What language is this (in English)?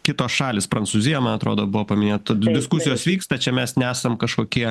Lithuanian